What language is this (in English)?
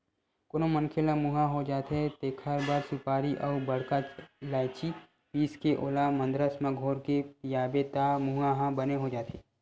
Chhattisgarhi